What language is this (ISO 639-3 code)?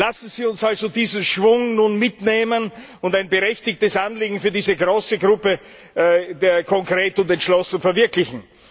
deu